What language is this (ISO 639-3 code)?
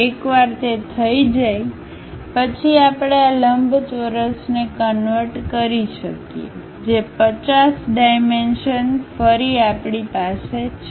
guj